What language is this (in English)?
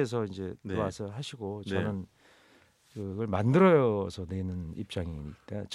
Korean